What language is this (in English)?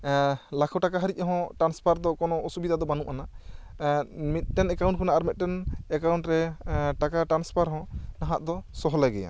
Santali